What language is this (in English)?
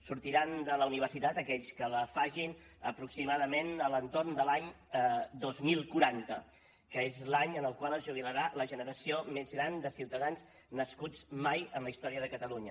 Catalan